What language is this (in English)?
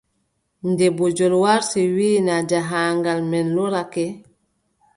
Adamawa Fulfulde